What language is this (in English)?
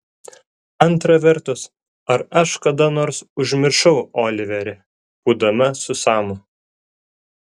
Lithuanian